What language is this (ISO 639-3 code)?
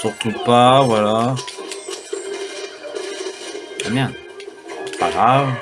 fra